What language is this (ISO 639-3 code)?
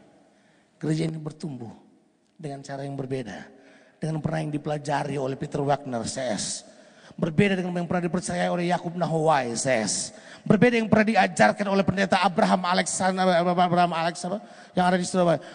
ind